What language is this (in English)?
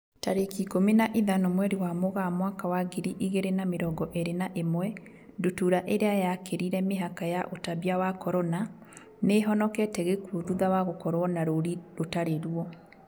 Kikuyu